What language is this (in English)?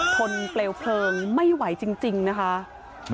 Thai